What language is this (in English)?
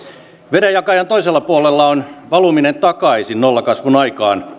Finnish